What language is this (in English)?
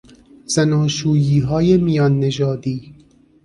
Persian